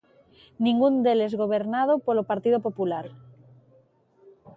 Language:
Galician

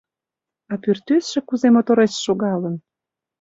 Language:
Mari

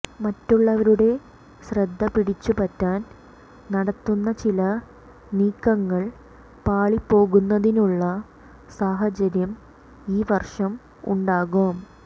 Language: Malayalam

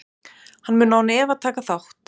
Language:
Icelandic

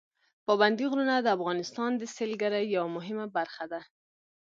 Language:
Pashto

